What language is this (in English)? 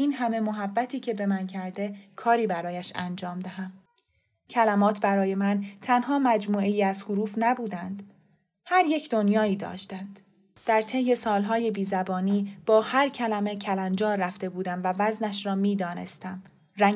Persian